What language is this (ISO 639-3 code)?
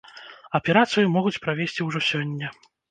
bel